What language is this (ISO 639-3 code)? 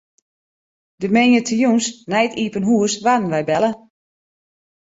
fry